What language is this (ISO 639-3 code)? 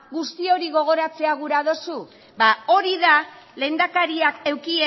eus